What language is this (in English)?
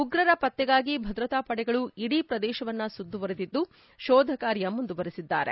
Kannada